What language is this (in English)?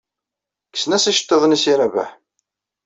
Kabyle